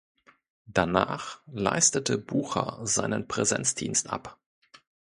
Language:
German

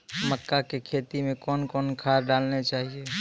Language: Maithili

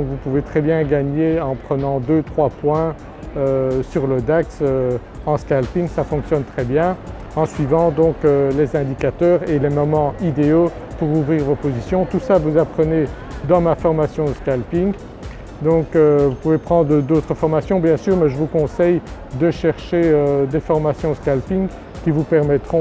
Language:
French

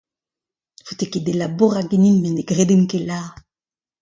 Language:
Breton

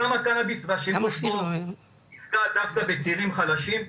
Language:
Hebrew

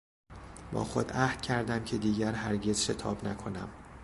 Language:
Persian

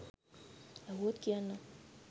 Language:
Sinhala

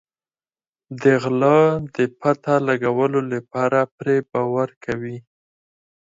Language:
Pashto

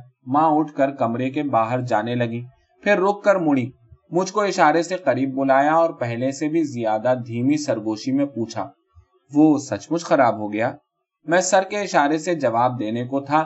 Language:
Urdu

